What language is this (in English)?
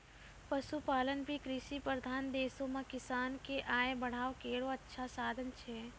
Maithili